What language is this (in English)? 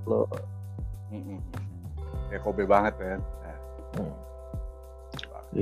Indonesian